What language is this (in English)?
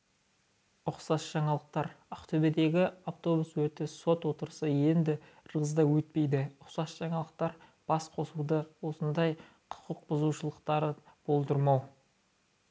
Kazakh